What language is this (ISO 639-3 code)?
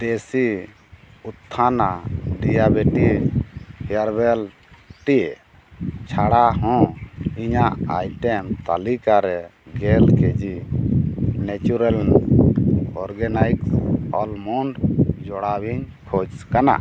sat